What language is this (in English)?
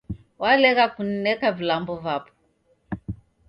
Taita